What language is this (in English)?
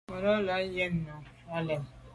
Medumba